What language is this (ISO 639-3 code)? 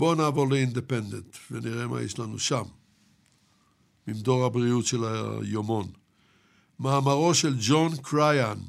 heb